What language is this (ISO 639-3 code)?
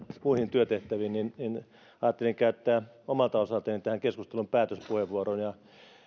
fin